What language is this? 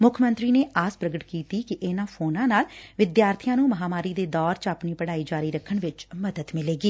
Punjabi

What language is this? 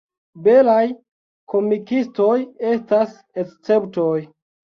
Esperanto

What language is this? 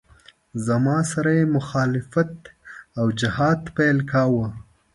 Pashto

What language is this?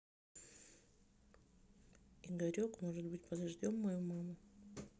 Russian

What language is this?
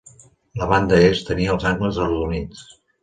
Catalan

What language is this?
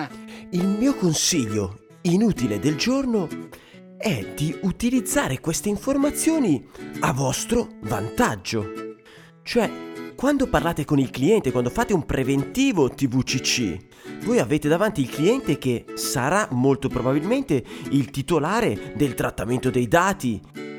Italian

